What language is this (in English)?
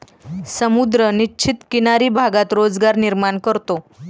Marathi